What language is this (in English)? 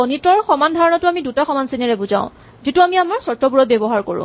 Assamese